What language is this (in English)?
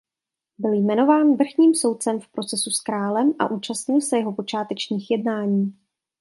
Czech